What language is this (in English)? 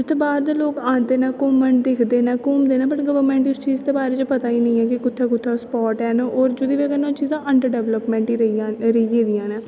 Dogri